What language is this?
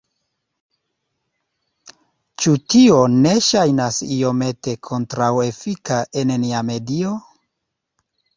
Esperanto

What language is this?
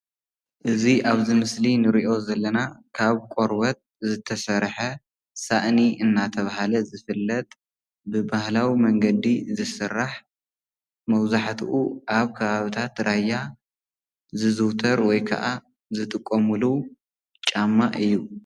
Tigrinya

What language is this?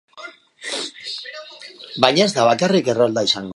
Basque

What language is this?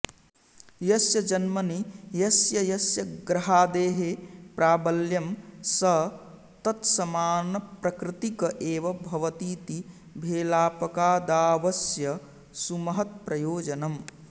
Sanskrit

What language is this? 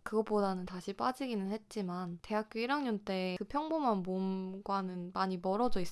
Korean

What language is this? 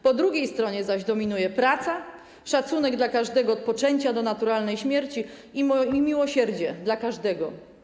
Polish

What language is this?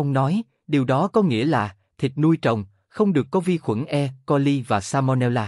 Vietnamese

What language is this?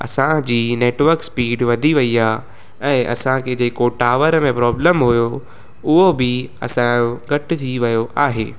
Sindhi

